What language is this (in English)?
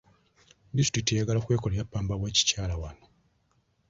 Ganda